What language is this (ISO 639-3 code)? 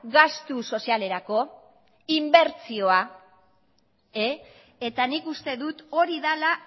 eus